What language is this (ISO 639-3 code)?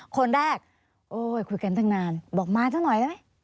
tha